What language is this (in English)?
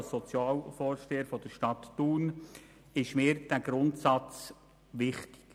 Swiss German